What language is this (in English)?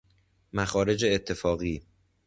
Persian